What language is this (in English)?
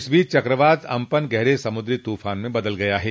Hindi